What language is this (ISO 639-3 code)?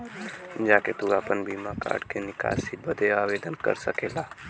bho